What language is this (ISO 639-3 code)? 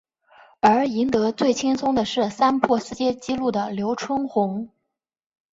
zho